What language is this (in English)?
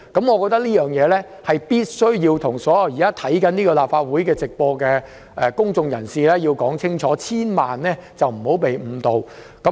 Cantonese